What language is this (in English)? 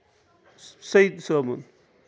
Kashmiri